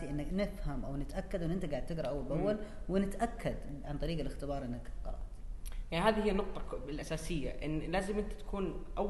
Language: Arabic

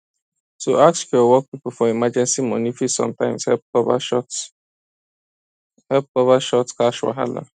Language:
Nigerian Pidgin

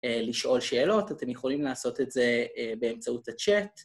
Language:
Hebrew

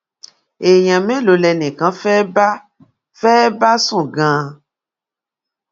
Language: Yoruba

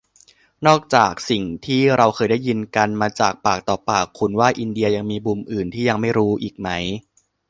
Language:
Thai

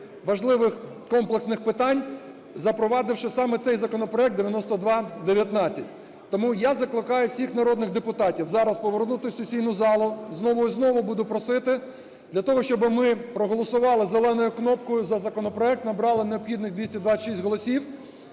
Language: Ukrainian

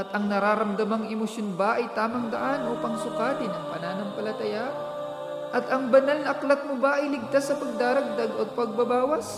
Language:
Filipino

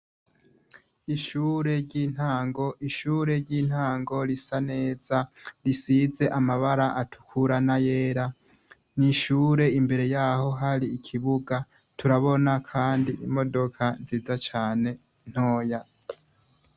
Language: Rundi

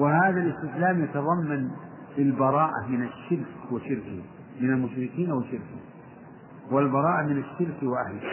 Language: Arabic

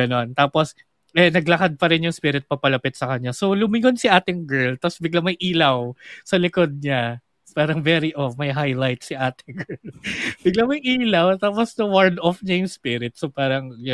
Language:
Filipino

